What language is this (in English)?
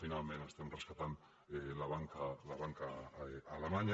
Catalan